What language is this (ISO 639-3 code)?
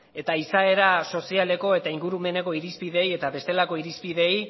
eus